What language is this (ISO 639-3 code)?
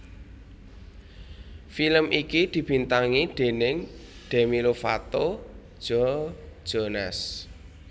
jav